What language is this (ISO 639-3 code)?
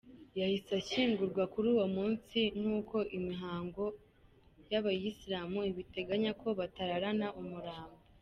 kin